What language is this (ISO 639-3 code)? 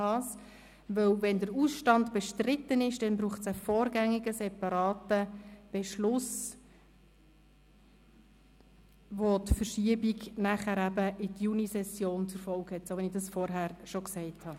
gsw